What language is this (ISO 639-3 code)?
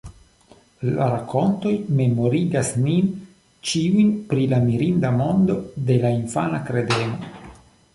epo